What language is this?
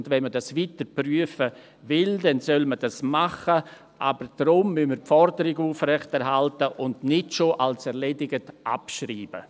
Swiss German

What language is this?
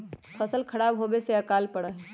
Magahi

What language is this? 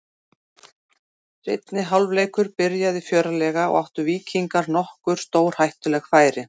Icelandic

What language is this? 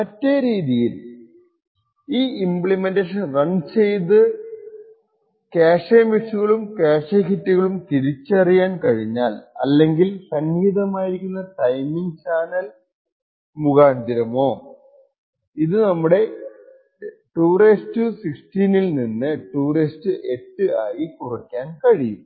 Malayalam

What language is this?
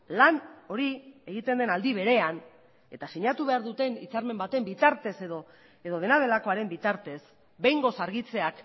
Basque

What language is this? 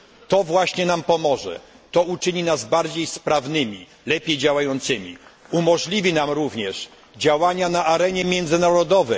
Polish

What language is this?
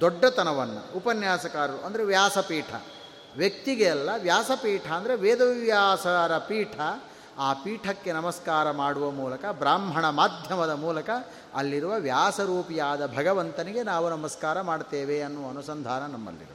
Kannada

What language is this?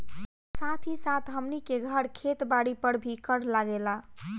Bhojpuri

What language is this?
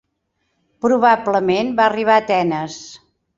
Catalan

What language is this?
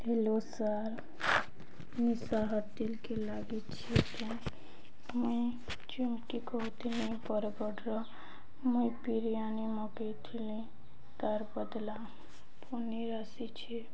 Odia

